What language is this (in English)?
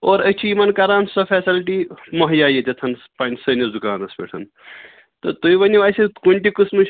Kashmiri